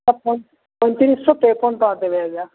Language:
Odia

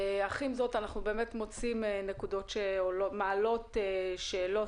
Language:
Hebrew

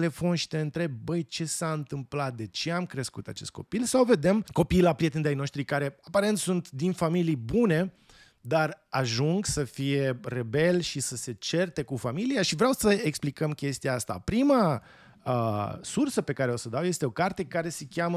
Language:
Romanian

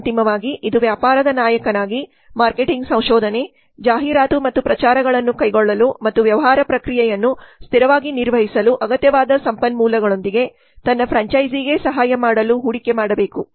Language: Kannada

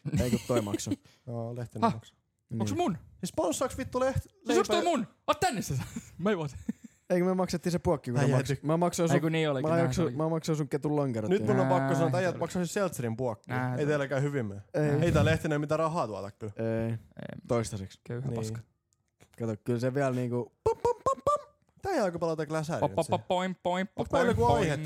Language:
Finnish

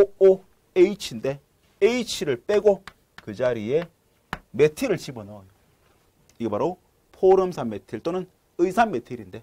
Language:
Korean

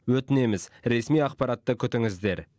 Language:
Kazakh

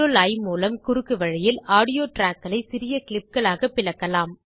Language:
Tamil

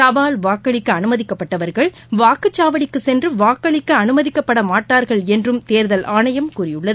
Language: Tamil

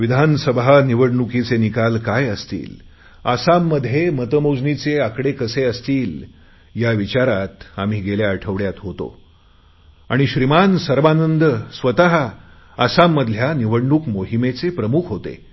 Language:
Marathi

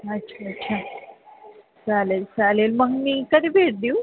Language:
Marathi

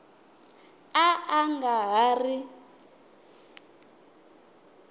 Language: Tsonga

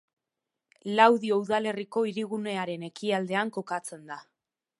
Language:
Basque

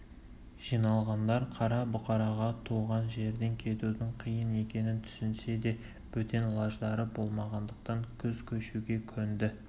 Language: Kazakh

